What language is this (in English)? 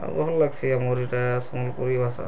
Odia